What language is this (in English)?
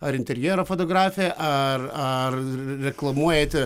Lithuanian